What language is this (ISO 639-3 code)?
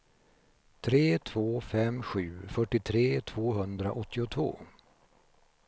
swe